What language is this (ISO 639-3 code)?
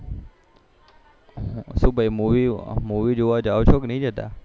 guj